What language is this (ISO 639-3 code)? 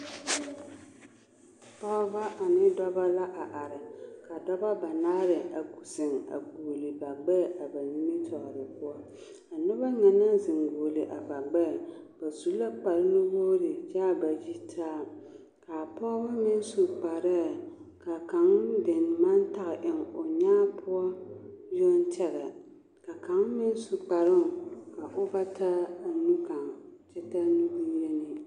dga